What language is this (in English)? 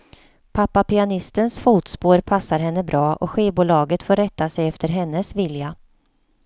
Swedish